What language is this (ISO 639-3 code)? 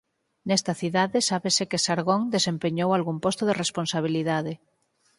glg